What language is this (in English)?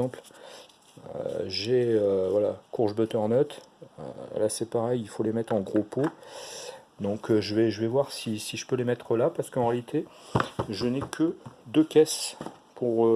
French